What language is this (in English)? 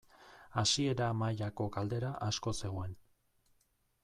Basque